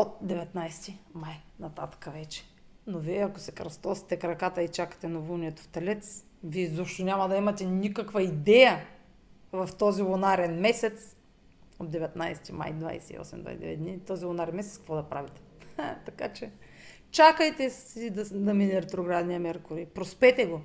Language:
Bulgarian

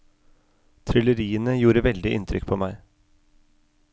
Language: Norwegian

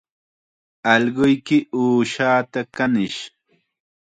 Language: Chiquián Ancash Quechua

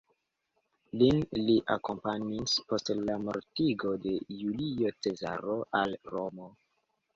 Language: Esperanto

